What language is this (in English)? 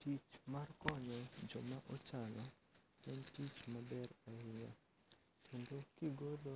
Luo (Kenya and Tanzania)